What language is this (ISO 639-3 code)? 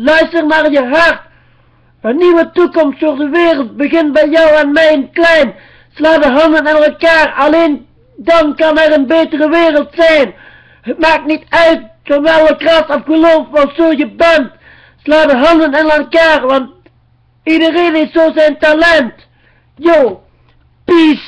nld